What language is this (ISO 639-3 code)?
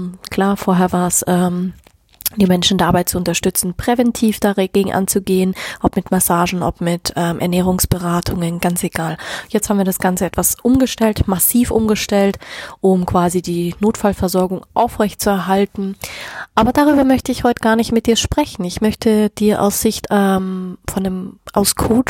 deu